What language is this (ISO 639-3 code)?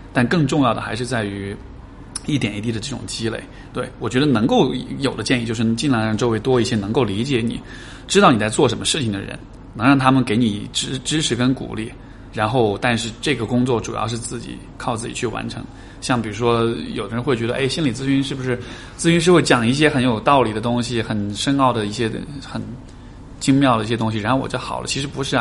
zho